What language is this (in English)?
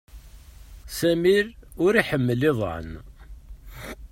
Kabyle